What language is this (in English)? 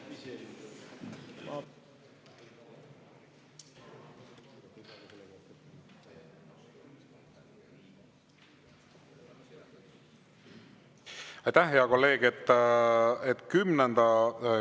Estonian